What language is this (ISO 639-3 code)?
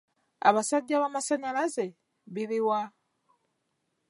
lug